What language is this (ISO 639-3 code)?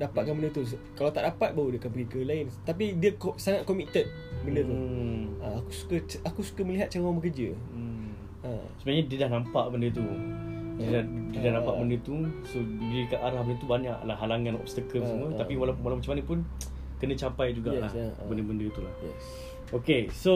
msa